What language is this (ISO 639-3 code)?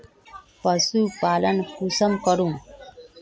mag